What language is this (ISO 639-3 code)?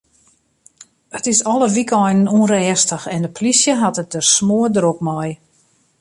fry